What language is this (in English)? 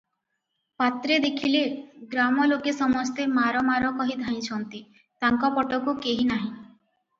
Odia